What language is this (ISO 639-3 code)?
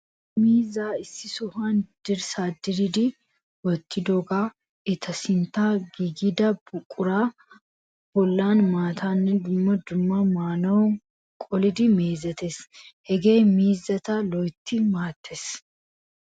wal